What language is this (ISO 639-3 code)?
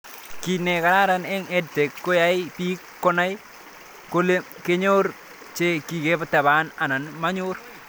kln